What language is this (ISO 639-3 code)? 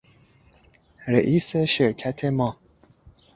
fas